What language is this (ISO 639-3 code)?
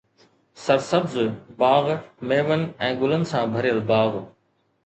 snd